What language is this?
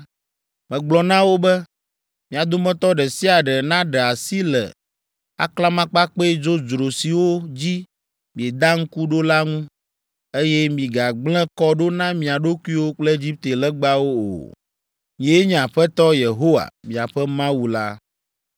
Ewe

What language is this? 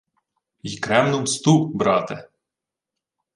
Ukrainian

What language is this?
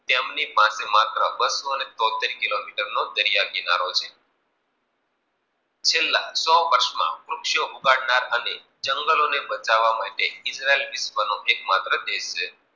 Gujarati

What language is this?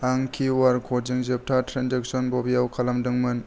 Bodo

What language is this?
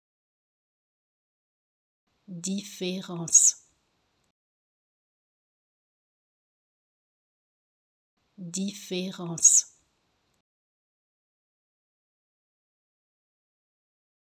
French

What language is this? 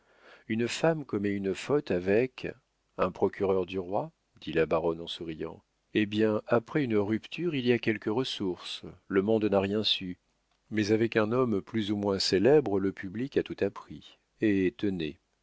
French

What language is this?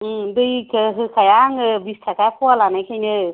Bodo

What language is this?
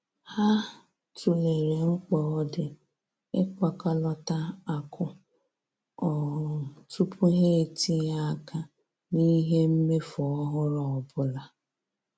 Igbo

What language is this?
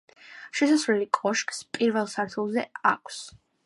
Georgian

